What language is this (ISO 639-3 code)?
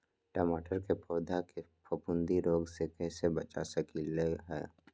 mag